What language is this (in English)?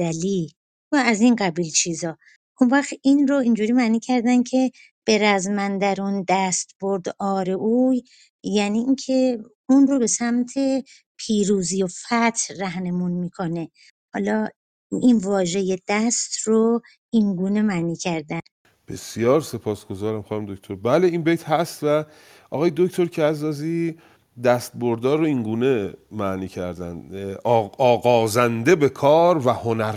Persian